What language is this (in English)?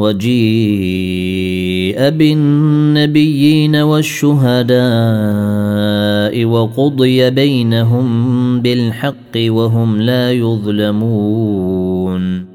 Arabic